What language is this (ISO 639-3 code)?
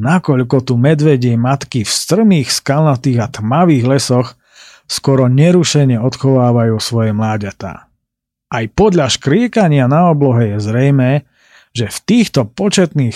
slk